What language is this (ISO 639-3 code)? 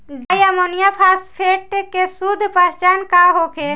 bho